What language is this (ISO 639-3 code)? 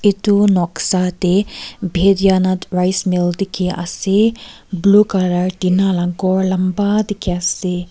nag